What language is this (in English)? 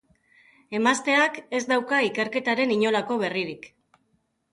Basque